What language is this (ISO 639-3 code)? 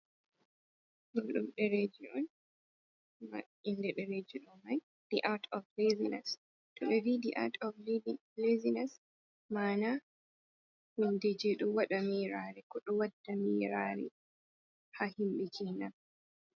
ful